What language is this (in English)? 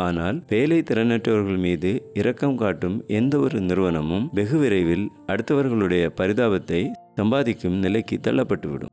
Tamil